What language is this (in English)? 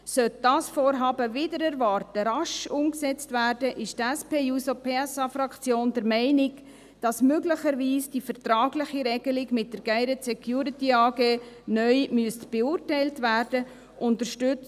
Swiss German